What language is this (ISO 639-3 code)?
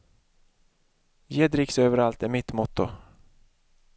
swe